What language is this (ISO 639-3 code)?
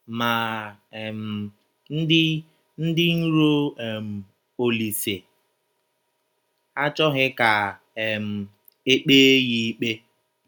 ibo